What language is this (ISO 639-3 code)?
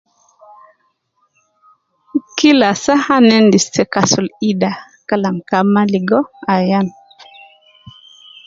kcn